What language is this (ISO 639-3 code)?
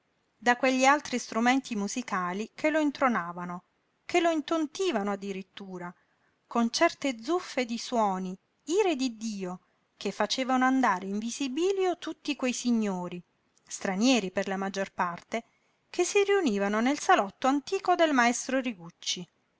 ita